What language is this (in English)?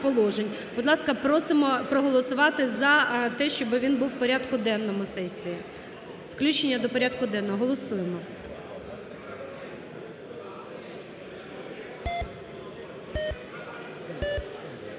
Ukrainian